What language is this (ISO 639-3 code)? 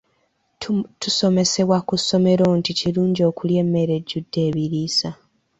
lug